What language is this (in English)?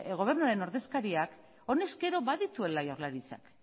Basque